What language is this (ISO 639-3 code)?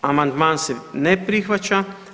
hrv